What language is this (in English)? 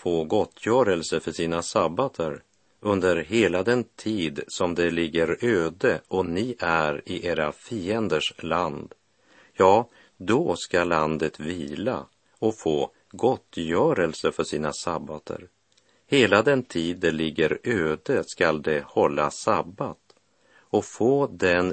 Swedish